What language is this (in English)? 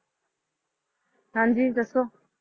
Punjabi